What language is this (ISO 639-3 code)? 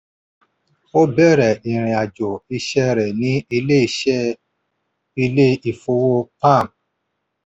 yor